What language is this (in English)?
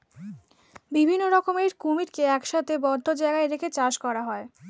Bangla